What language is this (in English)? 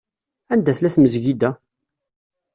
Kabyle